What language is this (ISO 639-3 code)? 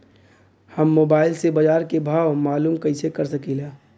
bho